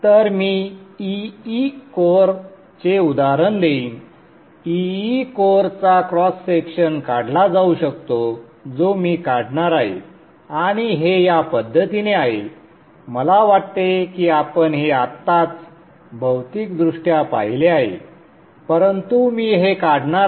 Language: Marathi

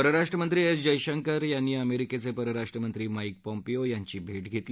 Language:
Marathi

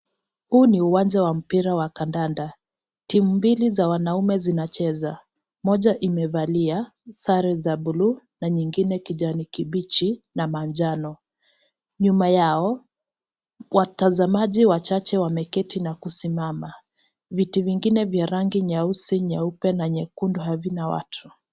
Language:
Swahili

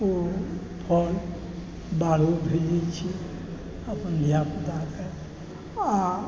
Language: Maithili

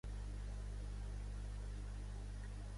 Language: Catalan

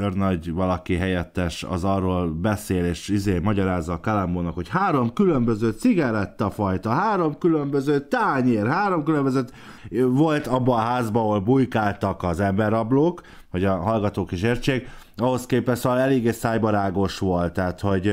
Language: Hungarian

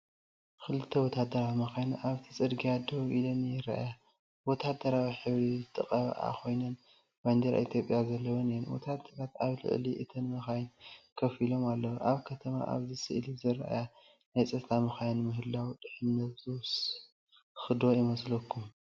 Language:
Tigrinya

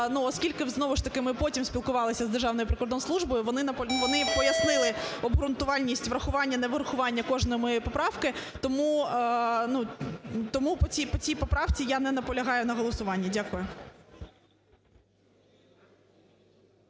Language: Ukrainian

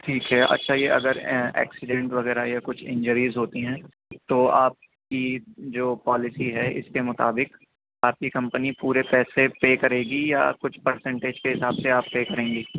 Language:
Urdu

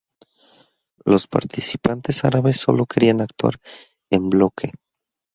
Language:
Spanish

